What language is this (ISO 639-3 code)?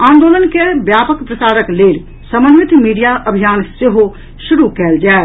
mai